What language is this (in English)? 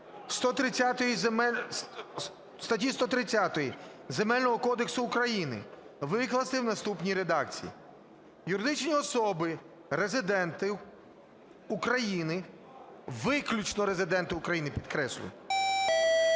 Ukrainian